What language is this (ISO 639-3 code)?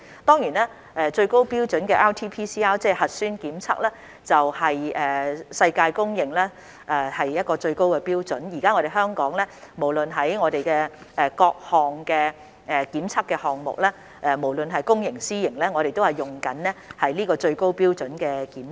yue